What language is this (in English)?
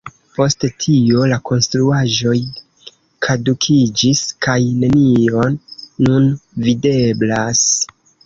Esperanto